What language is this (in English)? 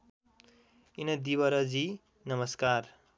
Nepali